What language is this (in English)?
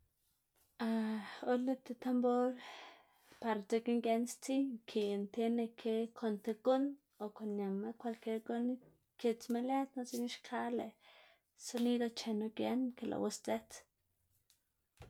Xanaguía Zapotec